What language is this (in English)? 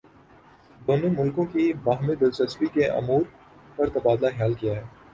Urdu